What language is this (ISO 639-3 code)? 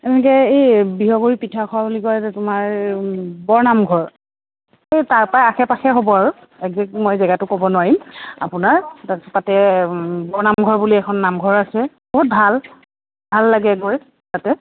asm